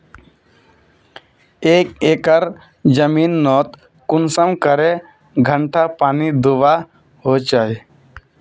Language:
Magahi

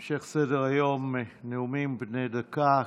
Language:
Hebrew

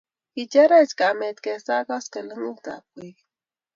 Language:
Kalenjin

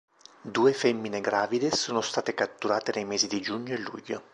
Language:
Italian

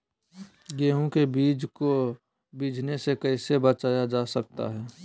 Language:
Magahi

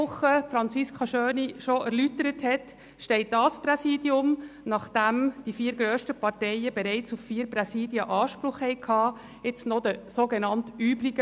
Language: Swiss German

